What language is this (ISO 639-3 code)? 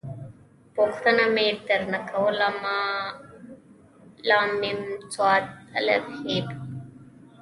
pus